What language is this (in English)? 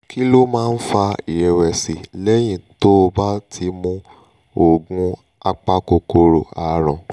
Yoruba